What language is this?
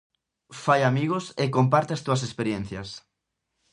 Galician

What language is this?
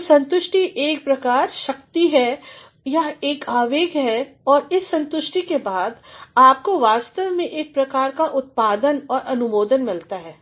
Hindi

